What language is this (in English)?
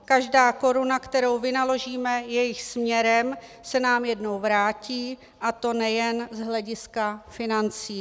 Czech